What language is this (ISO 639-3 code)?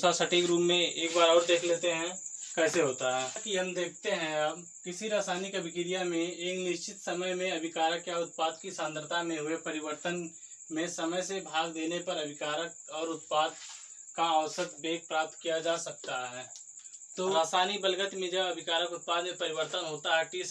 hin